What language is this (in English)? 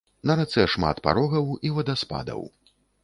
Belarusian